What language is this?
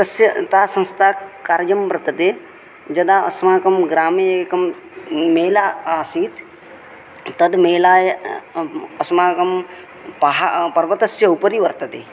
Sanskrit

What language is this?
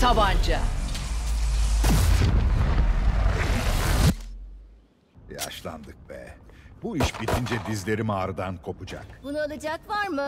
Turkish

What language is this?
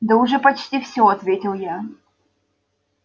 Russian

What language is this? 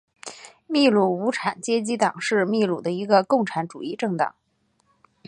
Chinese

